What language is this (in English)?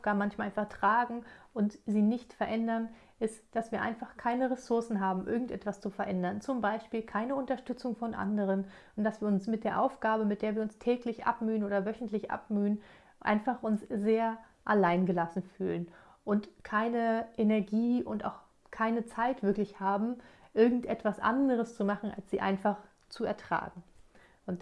German